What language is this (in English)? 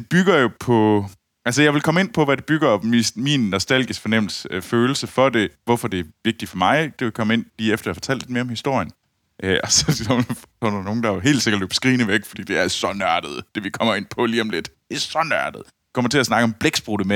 Danish